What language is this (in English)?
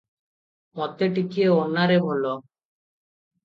Odia